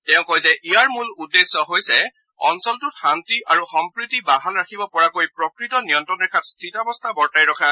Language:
Assamese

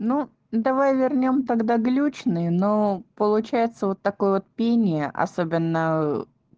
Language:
Russian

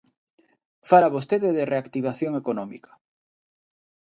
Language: Galician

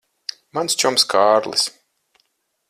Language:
Latvian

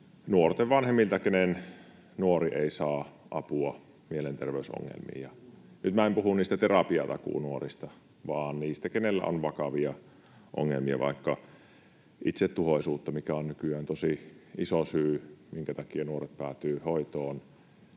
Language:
Finnish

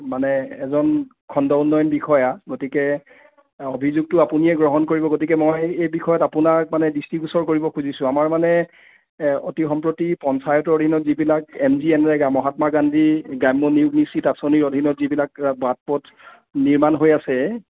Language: Assamese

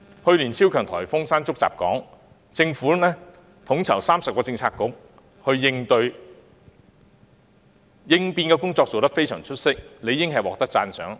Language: Cantonese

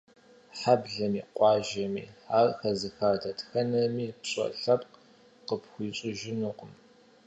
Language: Kabardian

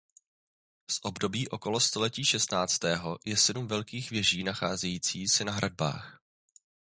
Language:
Czech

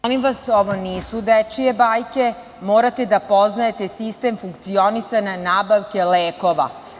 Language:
Serbian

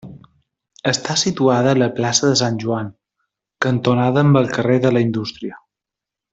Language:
Catalan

